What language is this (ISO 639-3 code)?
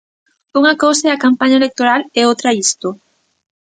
glg